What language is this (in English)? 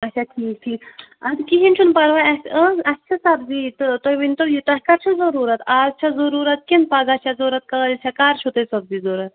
Kashmiri